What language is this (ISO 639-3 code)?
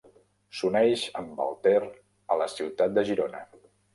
cat